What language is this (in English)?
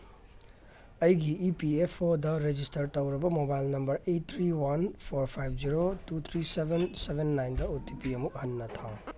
Manipuri